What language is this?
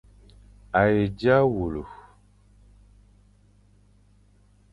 Fang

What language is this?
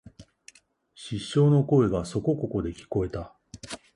Japanese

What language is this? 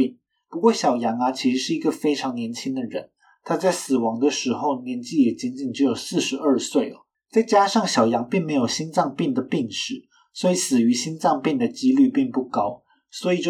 Chinese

